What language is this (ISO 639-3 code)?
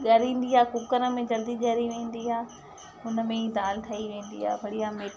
snd